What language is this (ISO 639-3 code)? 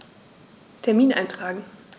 deu